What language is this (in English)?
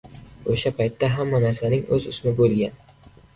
Uzbek